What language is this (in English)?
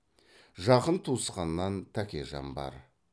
Kazakh